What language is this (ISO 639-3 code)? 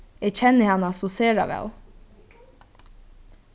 fao